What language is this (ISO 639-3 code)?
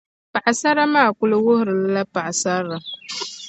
dag